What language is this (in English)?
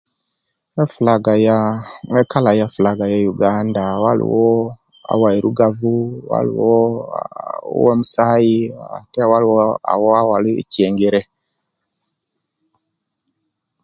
Kenyi